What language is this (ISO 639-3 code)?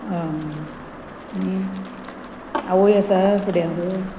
kok